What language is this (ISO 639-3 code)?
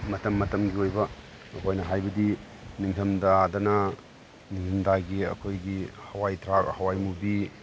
mni